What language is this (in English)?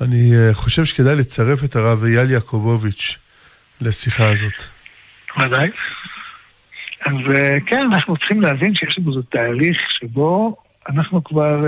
Hebrew